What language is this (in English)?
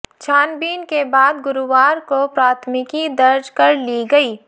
Hindi